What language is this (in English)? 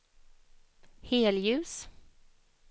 Swedish